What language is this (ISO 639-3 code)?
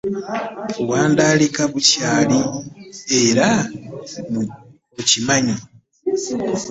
lug